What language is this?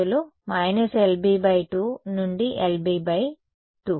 Telugu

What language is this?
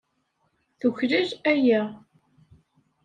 Kabyle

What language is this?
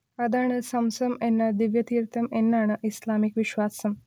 Malayalam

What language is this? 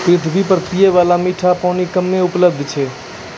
Maithili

